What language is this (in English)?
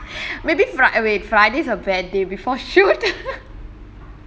English